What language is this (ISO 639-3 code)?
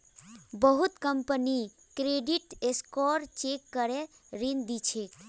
mag